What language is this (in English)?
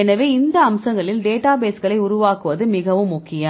Tamil